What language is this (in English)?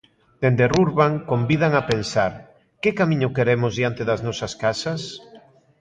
Galician